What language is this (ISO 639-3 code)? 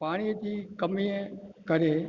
snd